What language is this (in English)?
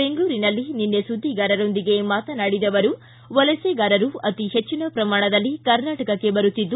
Kannada